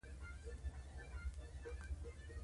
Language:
Pashto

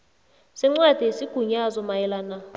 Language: South Ndebele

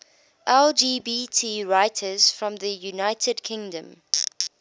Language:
English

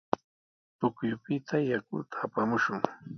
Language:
Sihuas Ancash Quechua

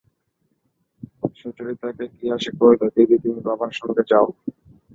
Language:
Bangla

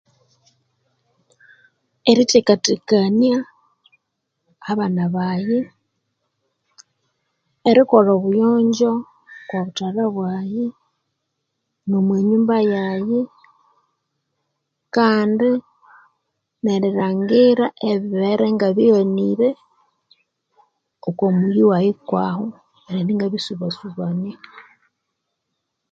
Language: Konzo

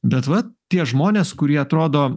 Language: Lithuanian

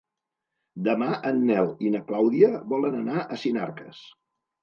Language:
Catalan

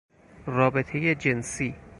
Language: Persian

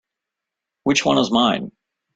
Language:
English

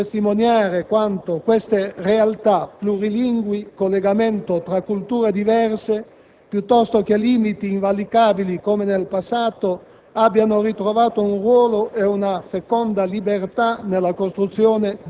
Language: Italian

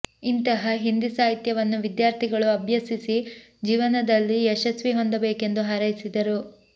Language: Kannada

